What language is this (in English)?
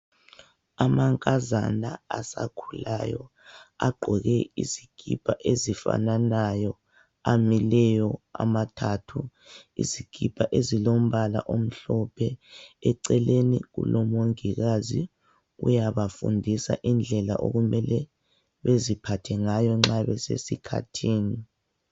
North Ndebele